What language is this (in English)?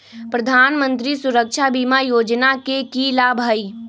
Magahi